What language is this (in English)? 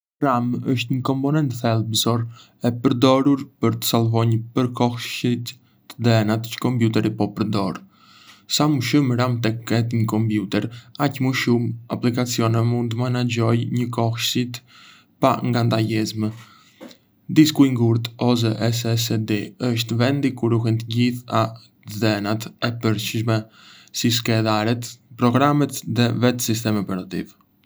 Arbëreshë Albanian